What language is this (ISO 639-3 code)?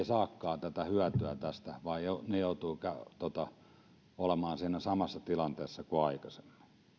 fin